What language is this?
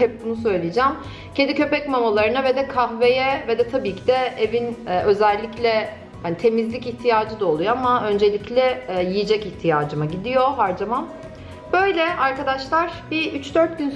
Turkish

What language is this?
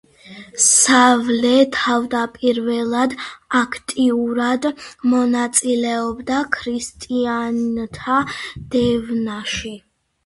Georgian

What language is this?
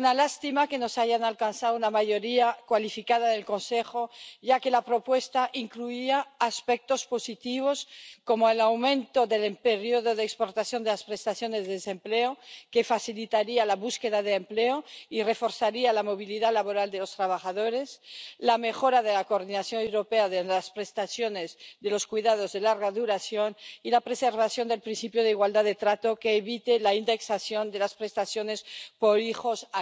Spanish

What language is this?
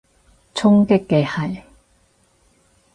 Cantonese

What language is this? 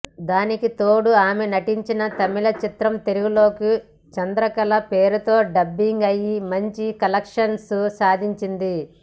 Telugu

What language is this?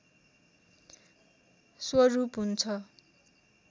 Nepali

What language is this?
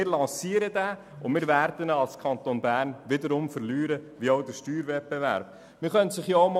Swiss German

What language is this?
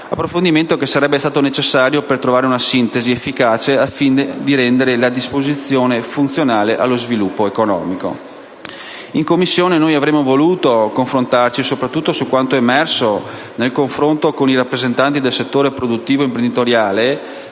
Italian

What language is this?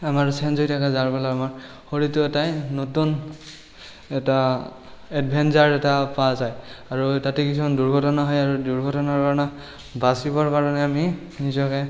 Assamese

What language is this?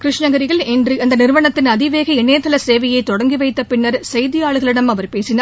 Tamil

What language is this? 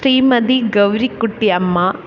Malayalam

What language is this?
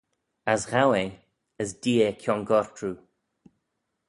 Manx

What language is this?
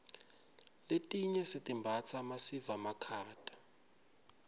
Swati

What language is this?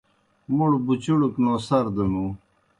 Kohistani Shina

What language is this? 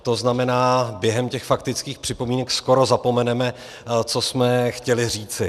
Czech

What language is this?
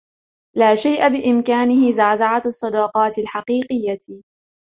Arabic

